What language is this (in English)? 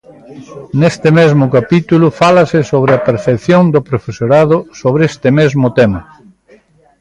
Galician